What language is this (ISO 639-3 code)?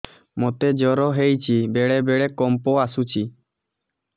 ori